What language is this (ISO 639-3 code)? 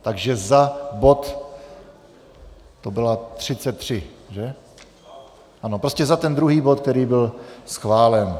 ces